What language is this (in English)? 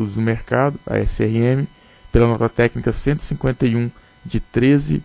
Portuguese